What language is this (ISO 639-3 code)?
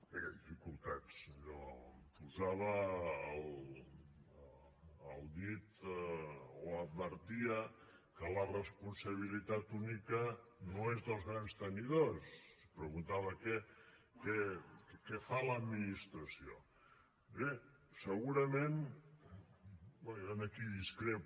cat